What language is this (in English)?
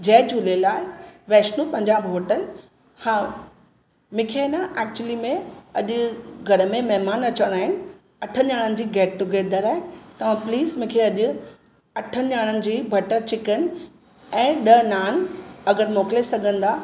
Sindhi